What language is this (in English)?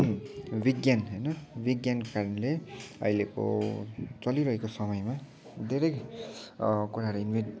Nepali